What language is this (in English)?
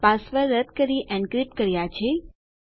Gujarati